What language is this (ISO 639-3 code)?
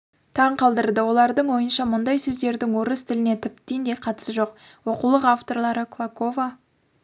kaz